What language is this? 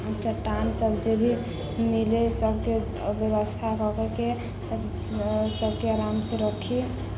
Maithili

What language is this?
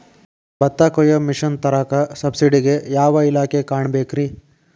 Kannada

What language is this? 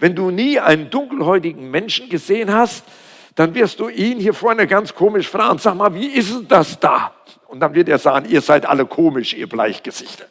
German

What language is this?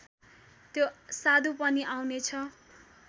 Nepali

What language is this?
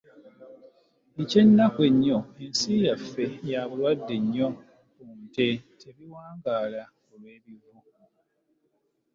Ganda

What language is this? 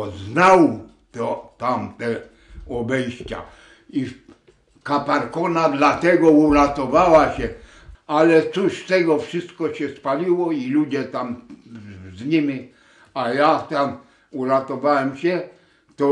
Polish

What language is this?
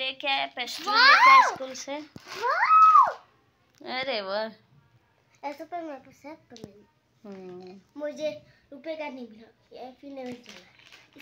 Hindi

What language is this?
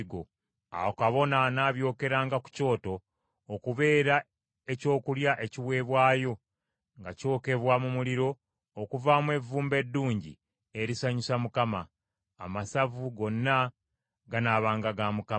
Ganda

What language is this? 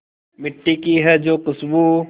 Hindi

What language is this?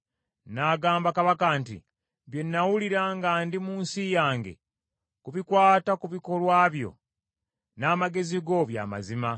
Ganda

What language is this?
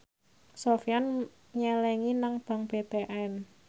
Javanese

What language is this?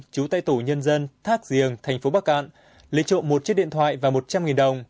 Vietnamese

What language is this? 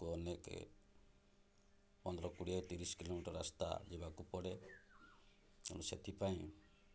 Odia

